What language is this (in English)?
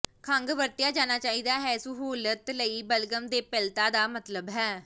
Punjabi